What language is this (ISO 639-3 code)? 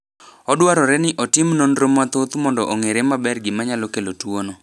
luo